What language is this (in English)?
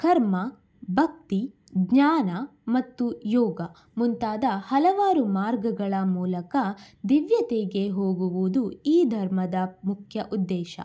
Kannada